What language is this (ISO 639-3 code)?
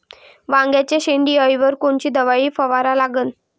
mar